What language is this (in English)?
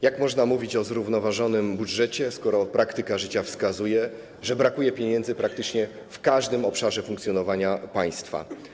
Polish